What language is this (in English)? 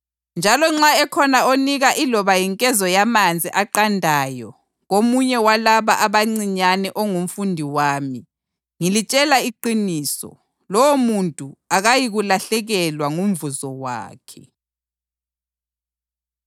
North Ndebele